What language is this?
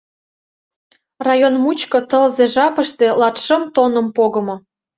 Mari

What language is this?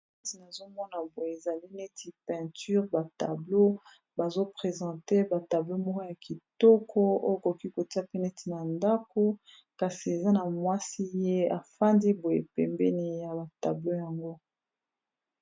Lingala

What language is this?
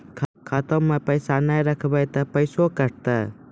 Maithili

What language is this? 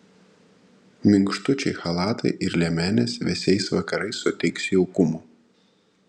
Lithuanian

